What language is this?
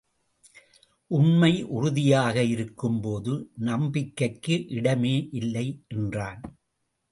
Tamil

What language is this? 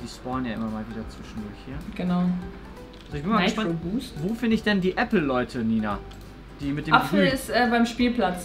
German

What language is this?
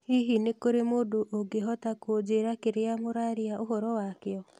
Kikuyu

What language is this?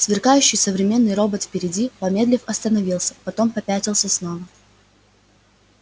Russian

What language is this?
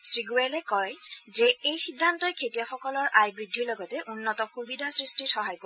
Assamese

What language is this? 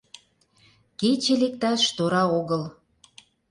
Mari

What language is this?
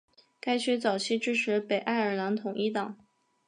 Chinese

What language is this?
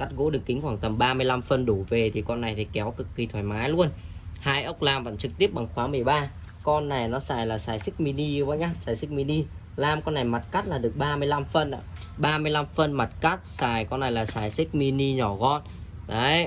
Vietnamese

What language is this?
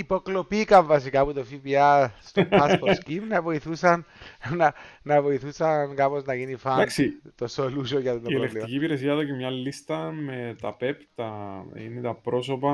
Greek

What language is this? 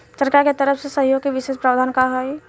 Bhojpuri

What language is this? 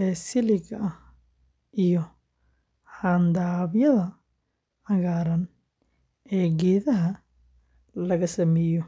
Somali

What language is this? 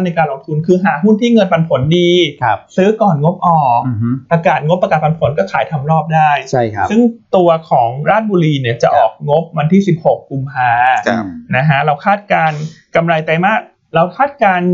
Thai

